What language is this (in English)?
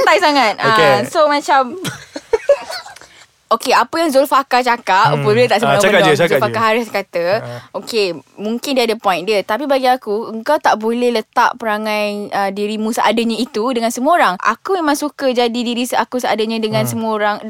Malay